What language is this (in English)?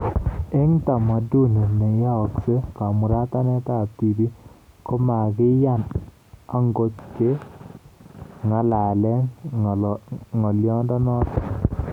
Kalenjin